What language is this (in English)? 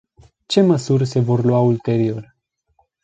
Romanian